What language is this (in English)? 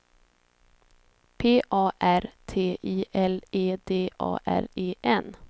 Swedish